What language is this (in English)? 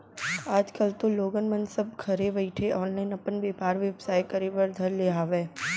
Chhattisgarhi